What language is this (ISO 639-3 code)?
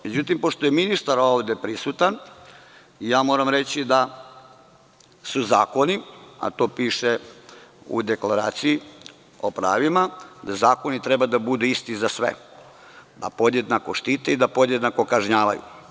srp